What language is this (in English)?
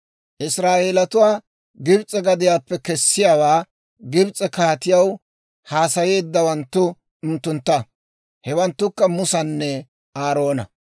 Dawro